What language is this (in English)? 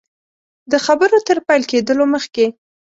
Pashto